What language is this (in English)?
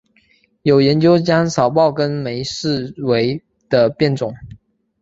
Chinese